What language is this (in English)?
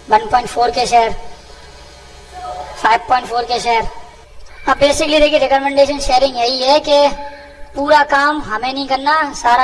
Hindi